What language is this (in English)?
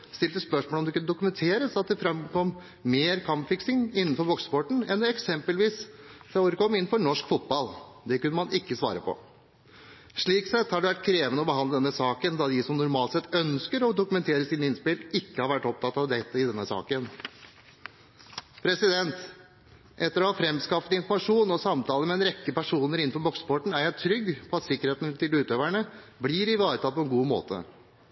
Norwegian Bokmål